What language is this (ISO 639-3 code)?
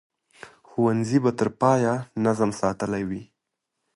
pus